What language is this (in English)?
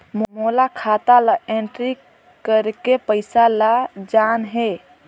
Chhattisgarhi